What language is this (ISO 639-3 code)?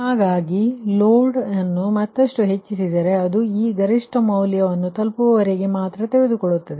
kan